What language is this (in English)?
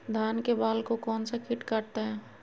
Magahi